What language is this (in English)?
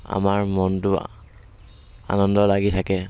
Assamese